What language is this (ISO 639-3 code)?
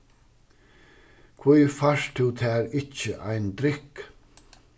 fao